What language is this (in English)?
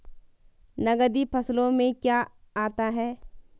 Hindi